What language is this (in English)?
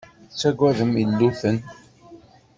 Kabyle